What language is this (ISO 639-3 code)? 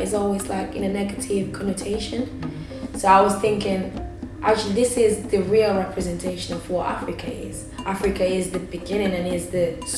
eng